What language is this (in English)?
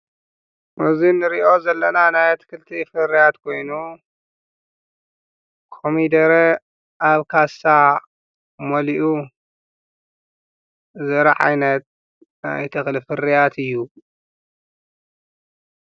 Tigrinya